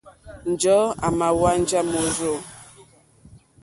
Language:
Mokpwe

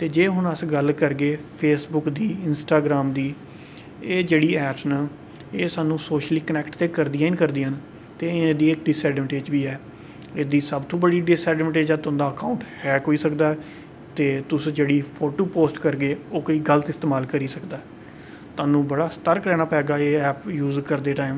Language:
Dogri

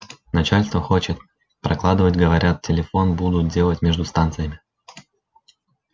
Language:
Russian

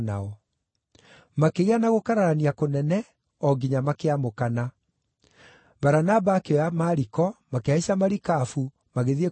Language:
Kikuyu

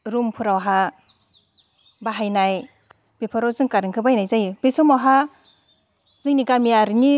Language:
Bodo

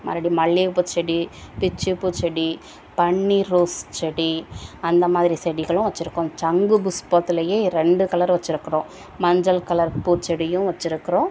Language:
Tamil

